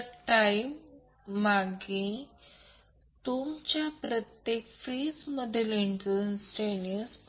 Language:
Marathi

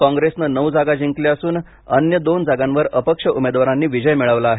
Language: Marathi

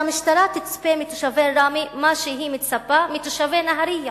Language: Hebrew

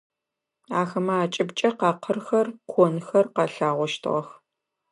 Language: Adyghe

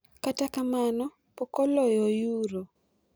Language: Luo (Kenya and Tanzania)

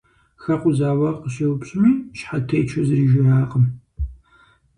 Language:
Kabardian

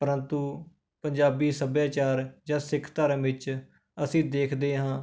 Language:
Punjabi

